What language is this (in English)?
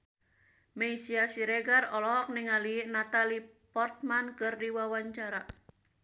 Sundanese